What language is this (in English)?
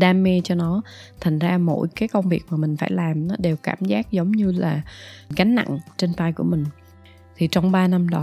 Vietnamese